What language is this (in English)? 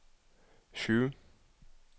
Norwegian